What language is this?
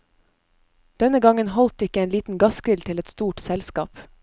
Norwegian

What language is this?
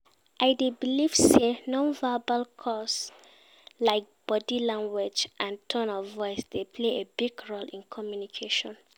Nigerian Pidgin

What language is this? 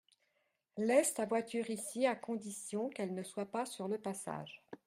French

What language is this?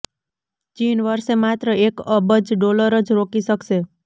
Gujarati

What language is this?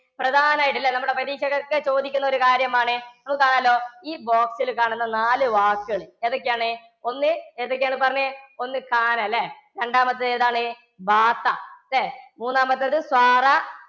Malayalam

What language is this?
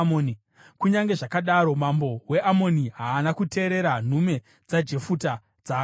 Shona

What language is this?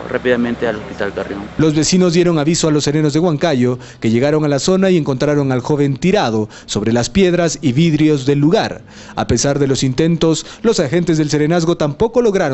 Spanish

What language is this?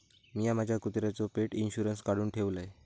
Marathi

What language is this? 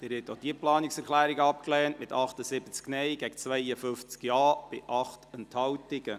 Swiss German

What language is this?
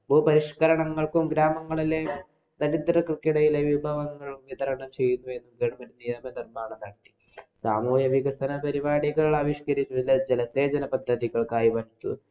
Malayalam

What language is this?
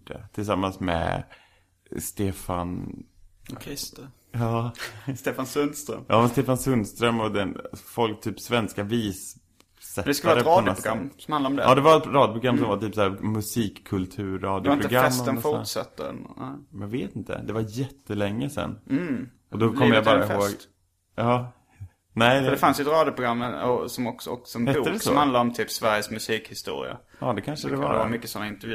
Swedish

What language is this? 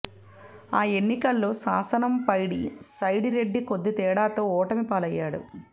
Telugu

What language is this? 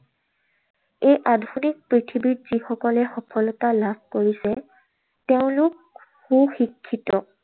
Assamese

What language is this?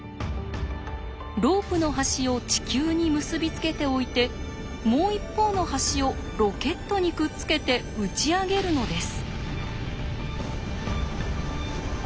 Japanese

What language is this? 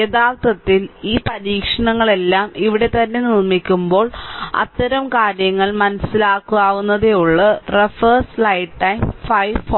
Malayalam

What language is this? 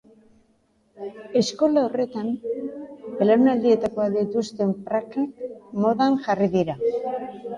Basque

